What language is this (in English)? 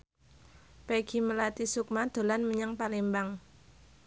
Javanese